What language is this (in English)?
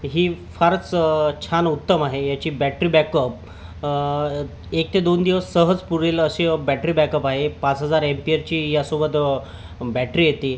Marathi